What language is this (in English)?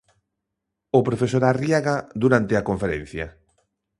Galician